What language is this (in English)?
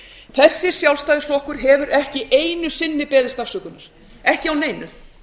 Icelandic